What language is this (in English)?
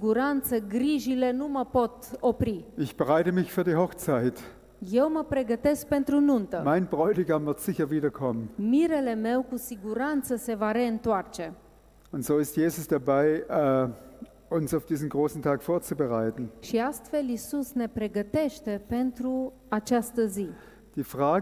Romanian